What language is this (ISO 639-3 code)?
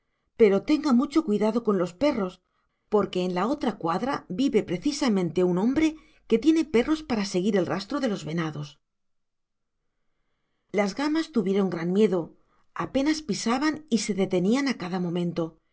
spa